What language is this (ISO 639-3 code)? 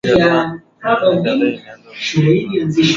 swa